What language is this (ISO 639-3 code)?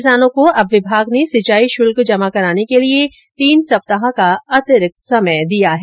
hin